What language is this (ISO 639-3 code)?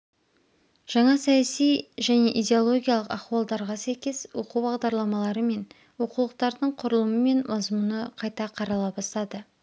kaz